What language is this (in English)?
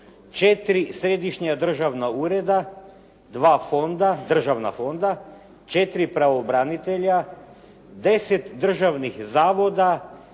Croatian